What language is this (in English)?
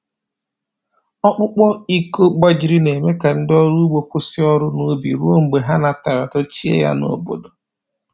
Igbo